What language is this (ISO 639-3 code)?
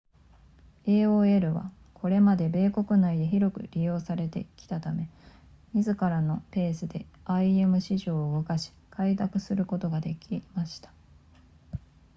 jpn